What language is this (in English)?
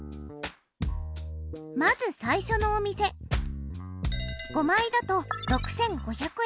Japanese